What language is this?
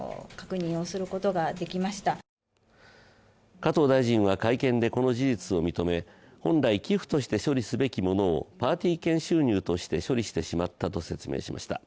Japanese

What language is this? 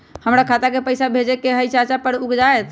Magahi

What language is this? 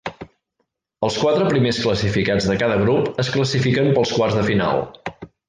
Catalan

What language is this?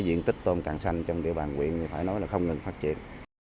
Vietnamese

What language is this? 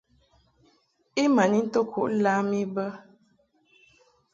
Mungaka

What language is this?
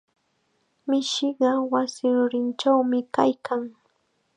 Chiquián Ancash Quechua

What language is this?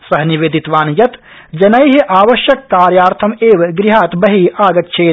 Sanskrit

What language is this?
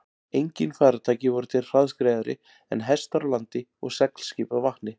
Icelandic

